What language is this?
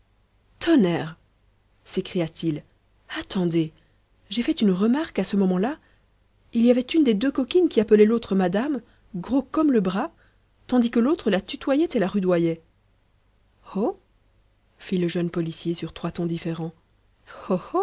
French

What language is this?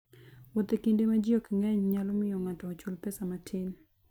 Luo (Kenya and Tanzania)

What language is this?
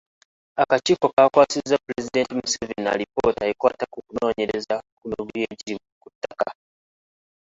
Ganda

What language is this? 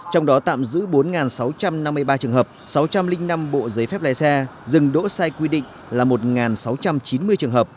Vietnamese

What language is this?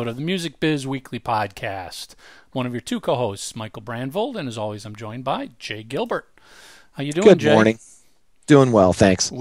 English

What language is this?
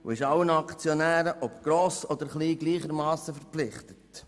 Swiss German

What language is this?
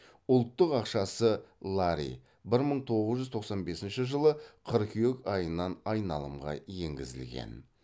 Kazakh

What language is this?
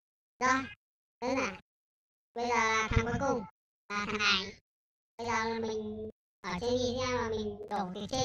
Vietnamese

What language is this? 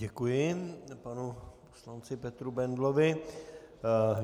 Czech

